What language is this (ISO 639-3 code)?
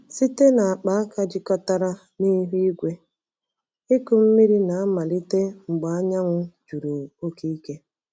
ibo